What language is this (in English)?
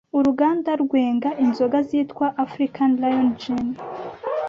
Kinyarwanda